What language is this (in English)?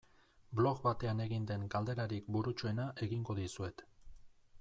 Basque